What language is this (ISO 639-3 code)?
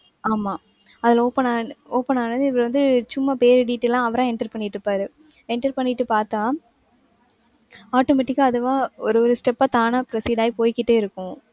tam